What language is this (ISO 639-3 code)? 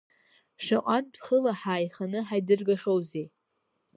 abk